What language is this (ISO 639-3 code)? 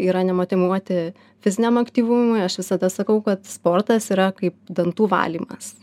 lit